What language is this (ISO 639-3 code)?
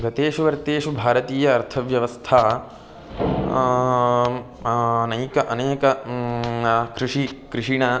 san